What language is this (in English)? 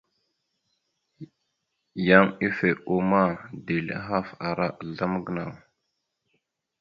Mada (Cameroon)